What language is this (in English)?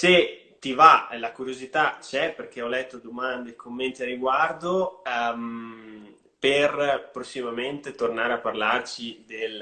Italian